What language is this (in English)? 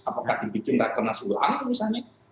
Indonesian